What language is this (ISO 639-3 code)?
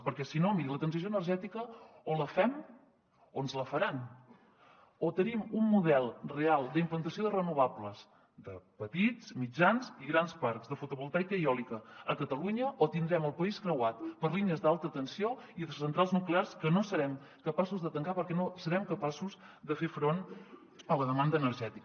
cat